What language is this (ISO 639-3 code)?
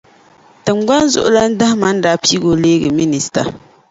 dag